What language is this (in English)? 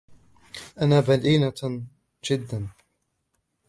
Arabic